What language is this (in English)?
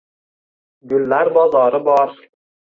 Uzbek